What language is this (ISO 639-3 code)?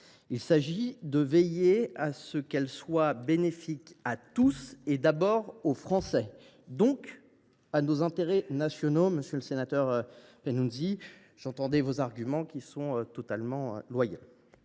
fra